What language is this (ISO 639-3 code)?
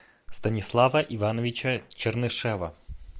rus